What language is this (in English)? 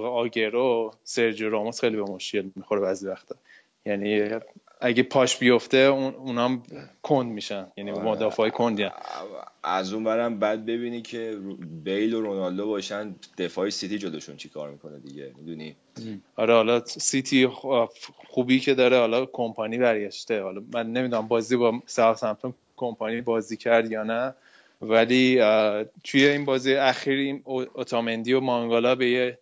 Persian